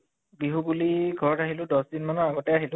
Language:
Assamese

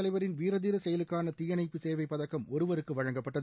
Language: Tamil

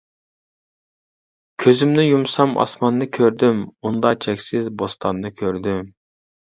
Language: Uyghur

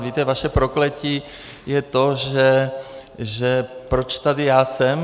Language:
Czech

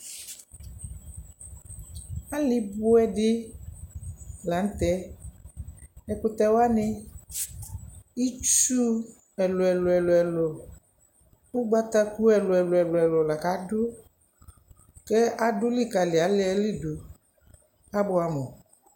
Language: Ikposo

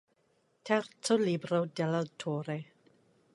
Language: Italian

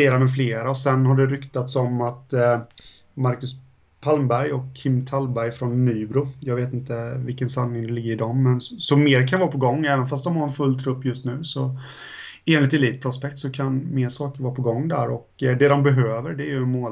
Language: Swedish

